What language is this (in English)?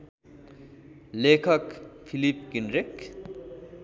Nepali